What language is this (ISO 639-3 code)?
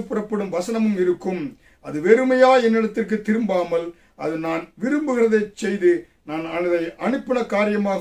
tam